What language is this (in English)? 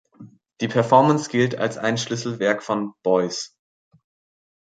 German